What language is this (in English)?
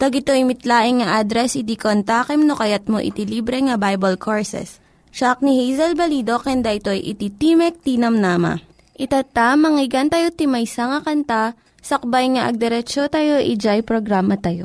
Filipino